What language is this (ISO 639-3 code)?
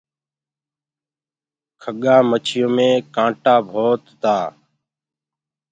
ggg